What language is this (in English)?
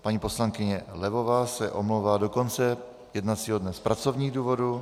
Czech